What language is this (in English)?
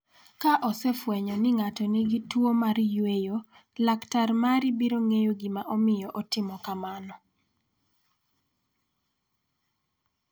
Luo (Kenya and Tanzania)